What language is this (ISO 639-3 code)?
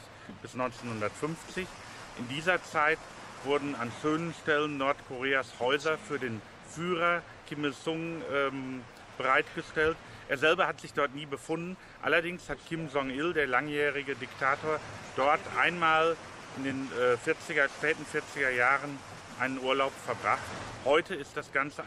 deu